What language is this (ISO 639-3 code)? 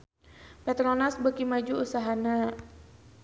sun